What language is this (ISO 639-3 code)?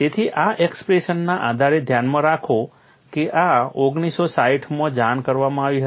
guj